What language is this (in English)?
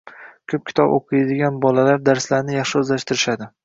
Uzbek